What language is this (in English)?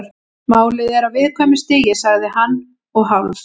Icelandic